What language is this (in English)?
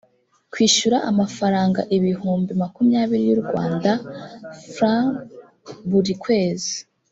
Kinyarwanda